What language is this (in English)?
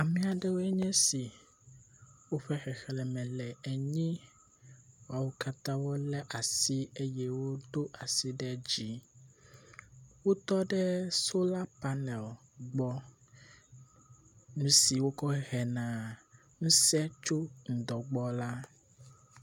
Ewe